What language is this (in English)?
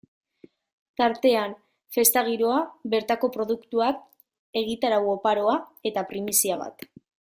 Basque